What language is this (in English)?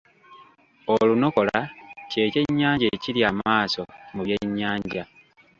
Ganda